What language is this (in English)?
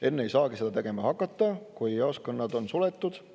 Estonian